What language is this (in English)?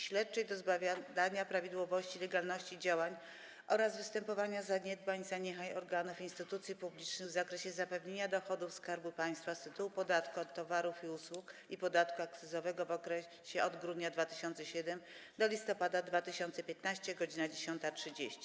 Polish